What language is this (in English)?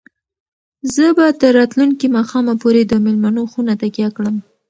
Pashto